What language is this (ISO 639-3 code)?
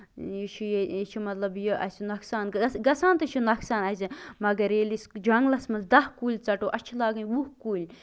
kas